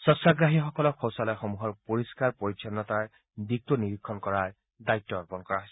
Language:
Assamese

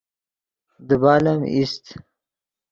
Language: Yidgha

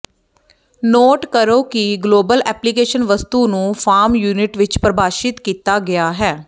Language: Punjabi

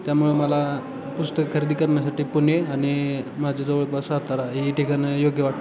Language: Marathi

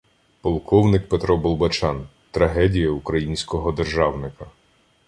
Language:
Ukrainian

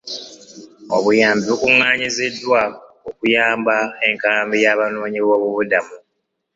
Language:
Ganda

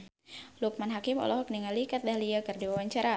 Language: Sundanese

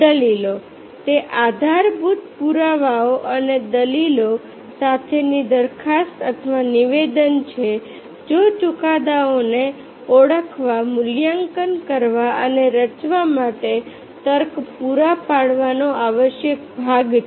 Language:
Gujarati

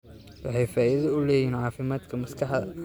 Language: Somali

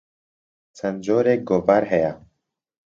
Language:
Central Kurdish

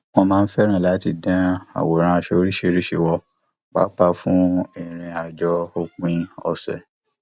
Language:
Yoruba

